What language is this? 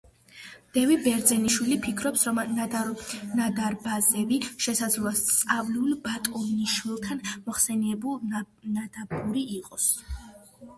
Georgian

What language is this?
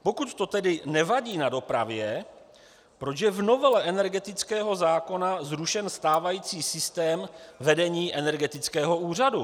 Czech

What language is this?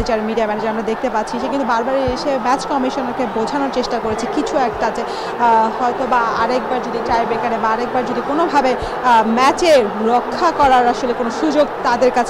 Romanian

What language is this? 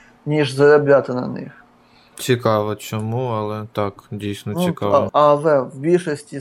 Ukrainian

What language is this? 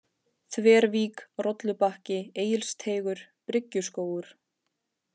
Icelandic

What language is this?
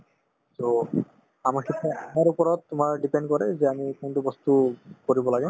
Assamese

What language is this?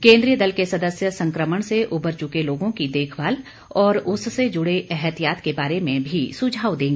Hindi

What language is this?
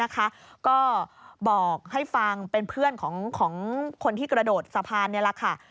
Thai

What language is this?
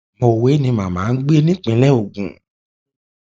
Yoruba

